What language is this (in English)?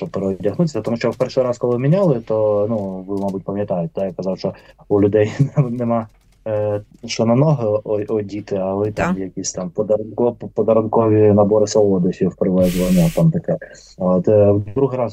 Ukrainian